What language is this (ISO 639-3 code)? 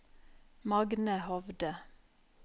nor